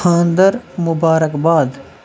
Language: Kashmiri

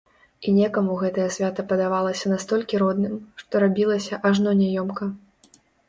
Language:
Belarusian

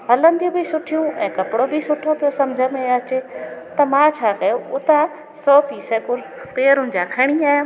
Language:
Sindhi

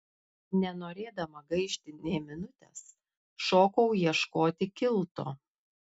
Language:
Lithuanian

